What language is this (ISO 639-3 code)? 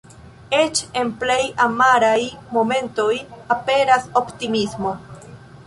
epo